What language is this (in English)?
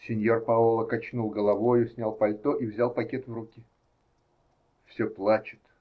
Russian